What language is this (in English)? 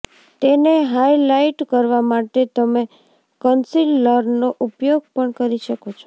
Gujarati